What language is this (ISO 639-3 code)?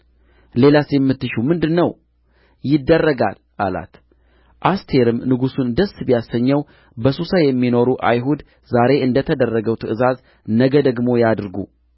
amh